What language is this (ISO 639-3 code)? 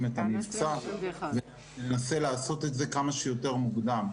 heb